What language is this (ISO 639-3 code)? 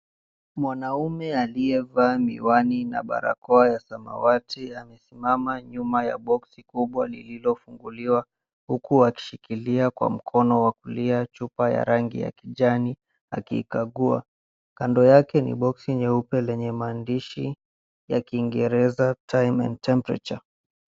swa